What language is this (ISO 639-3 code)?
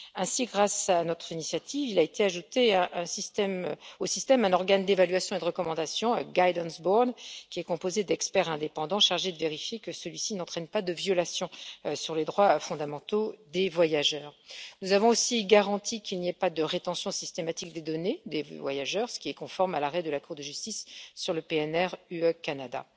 fra